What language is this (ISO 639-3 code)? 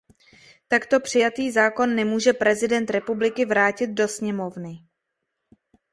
ces